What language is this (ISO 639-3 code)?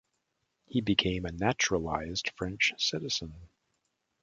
eng